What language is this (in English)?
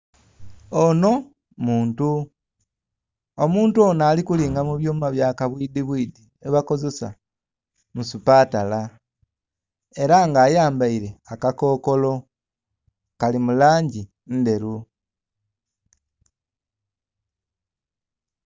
Soga